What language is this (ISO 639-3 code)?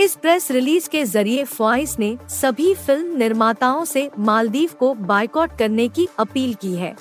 hin